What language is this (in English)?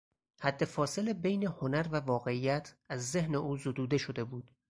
Persian